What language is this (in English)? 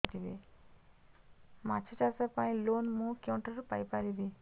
Odia